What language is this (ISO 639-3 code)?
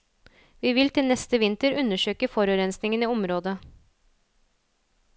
nor